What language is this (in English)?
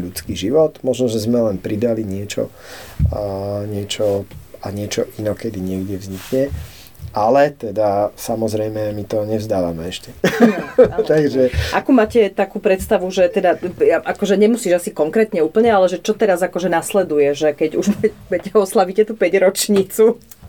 Slovak